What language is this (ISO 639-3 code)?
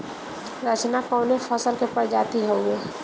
bho